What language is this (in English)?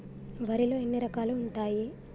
Telugu